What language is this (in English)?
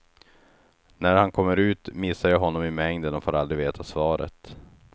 Swedish